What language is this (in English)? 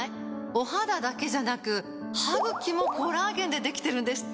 Japanese